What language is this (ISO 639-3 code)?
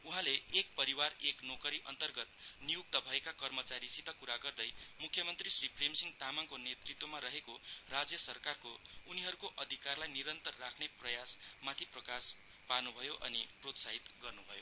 nep